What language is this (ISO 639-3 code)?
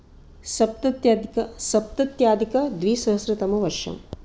san